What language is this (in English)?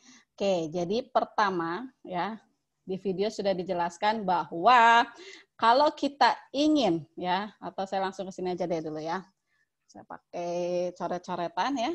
Indonesian